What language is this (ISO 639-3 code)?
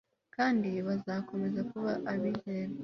kin